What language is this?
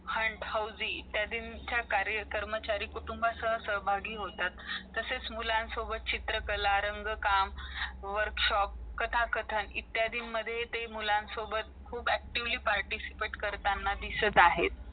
Marathi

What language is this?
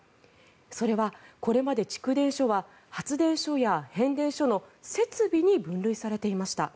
Japanese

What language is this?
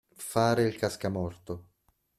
Italian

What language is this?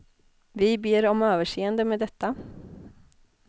Swedish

